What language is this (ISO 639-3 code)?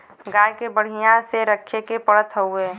bho